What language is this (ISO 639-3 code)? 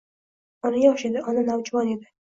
uzb